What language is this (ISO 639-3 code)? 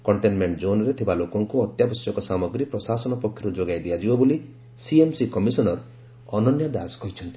ori